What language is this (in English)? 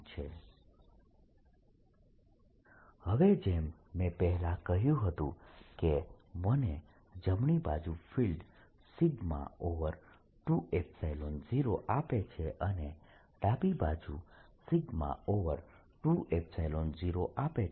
Gujarati